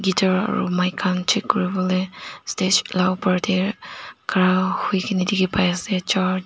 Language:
Naga Pidgin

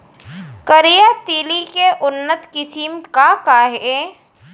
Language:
Chhattisgarhi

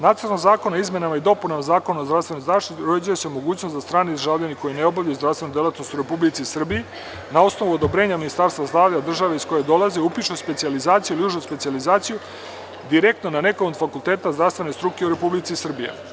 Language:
Serbian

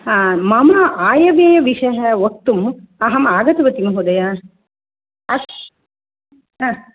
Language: Sanskrit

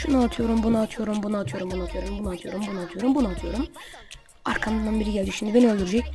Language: Turkish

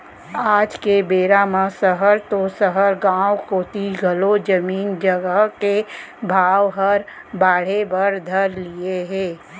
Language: Chhattisgarhi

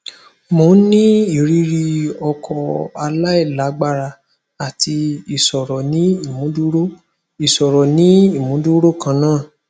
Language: Yoruba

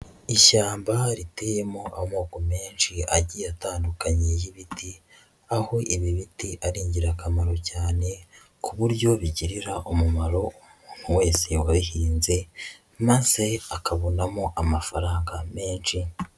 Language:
Kinyarwanda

